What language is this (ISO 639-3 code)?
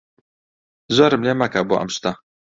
ckb